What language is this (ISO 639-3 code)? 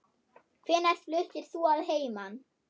isl